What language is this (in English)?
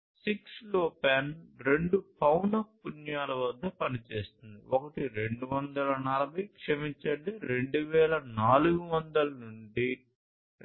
Telugu